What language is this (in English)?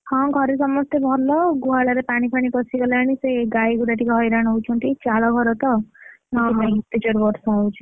Odia